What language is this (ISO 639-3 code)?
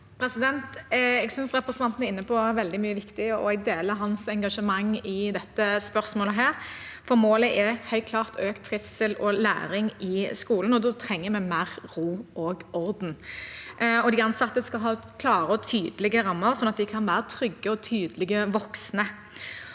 nor